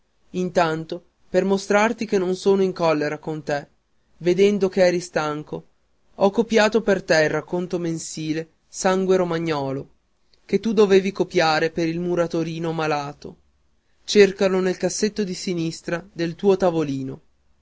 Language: Italian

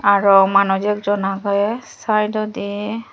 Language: Chakma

